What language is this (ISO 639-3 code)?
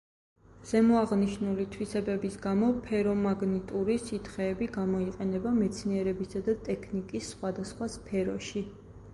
kat